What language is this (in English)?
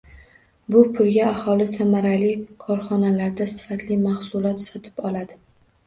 Uzbek